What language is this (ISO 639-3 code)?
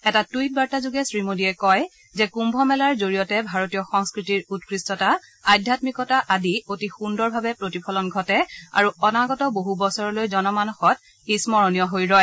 asm